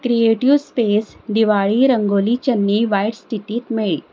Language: Konkani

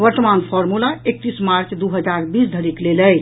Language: Maithili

